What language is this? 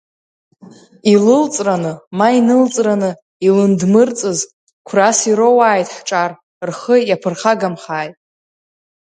Abkhazian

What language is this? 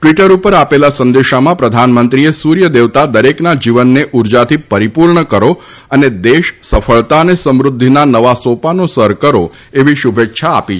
Gujarati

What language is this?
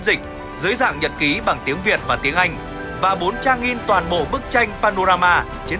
Vietnamese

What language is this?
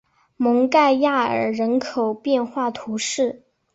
Chinese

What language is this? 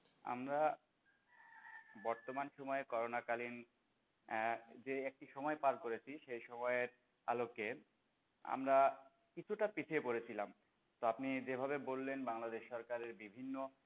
Bangla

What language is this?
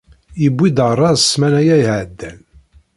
Kabyle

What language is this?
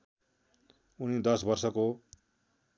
Nepali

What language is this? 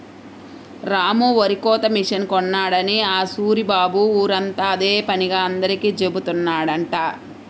Telugu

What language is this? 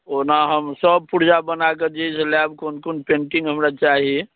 Maithili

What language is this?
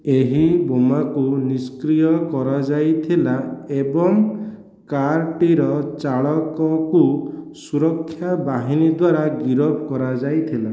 Odia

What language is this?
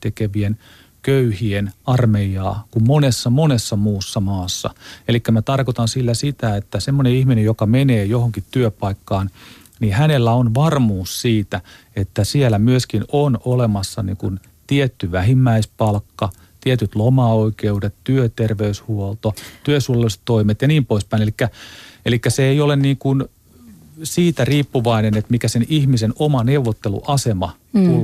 Finnish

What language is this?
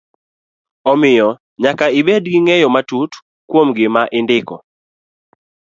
Luo (Kenya and Tanzania)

